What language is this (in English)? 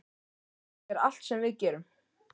Icelandic